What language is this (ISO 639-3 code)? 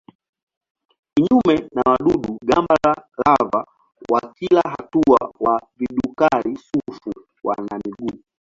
swa